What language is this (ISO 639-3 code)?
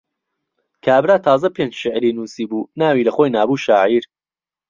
ckb